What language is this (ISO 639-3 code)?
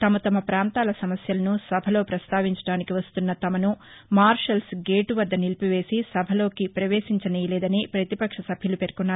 tel